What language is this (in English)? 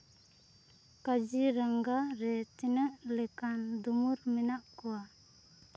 Santali